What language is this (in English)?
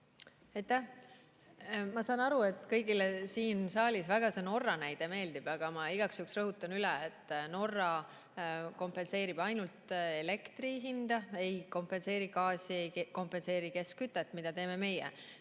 Estonian